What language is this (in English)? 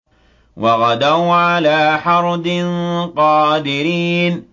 Arabic